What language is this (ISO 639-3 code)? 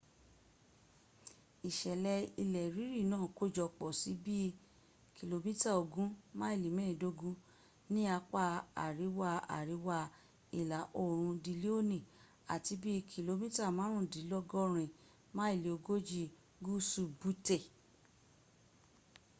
yor